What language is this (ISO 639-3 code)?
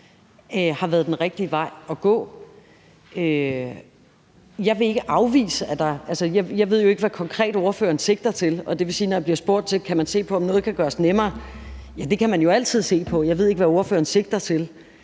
dan